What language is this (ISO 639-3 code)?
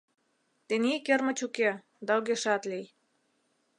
chm